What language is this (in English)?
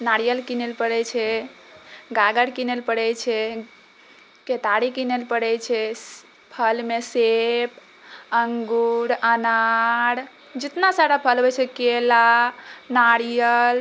Maithili